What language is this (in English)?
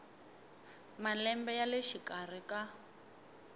Tsonga